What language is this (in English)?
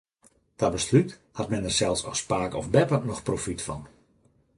Western Frisian